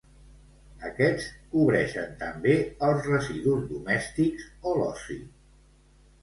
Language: Catalan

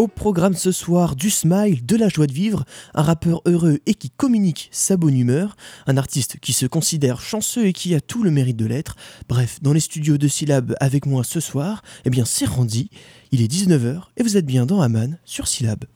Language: French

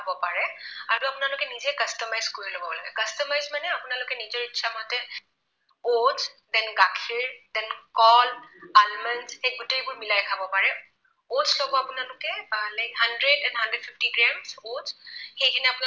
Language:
Assamese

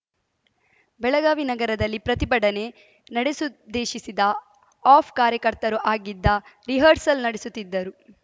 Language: Kannada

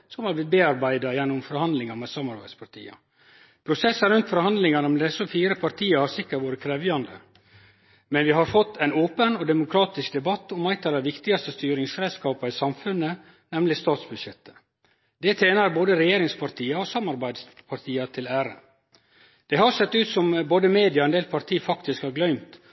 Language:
Norwegian Nynorsk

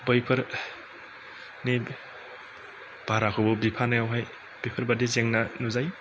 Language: Bodo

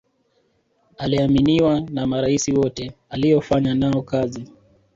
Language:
Swahili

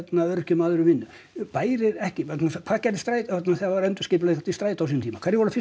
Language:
Icelandic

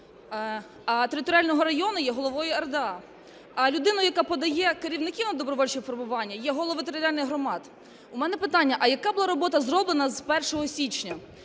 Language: Ukrainian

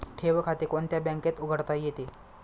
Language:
Marathi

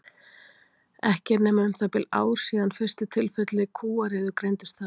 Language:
Icelandic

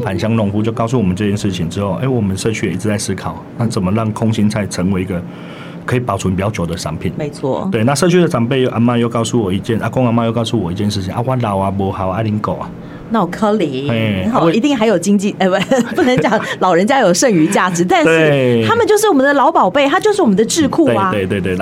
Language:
Chinese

